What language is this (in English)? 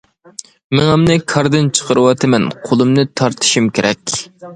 Uyghur